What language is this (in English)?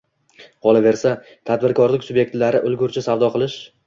Uzbek